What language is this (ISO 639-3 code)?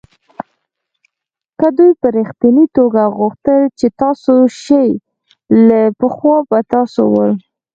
pus